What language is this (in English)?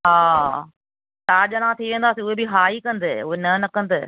Sindhi